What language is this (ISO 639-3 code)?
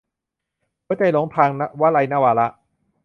tha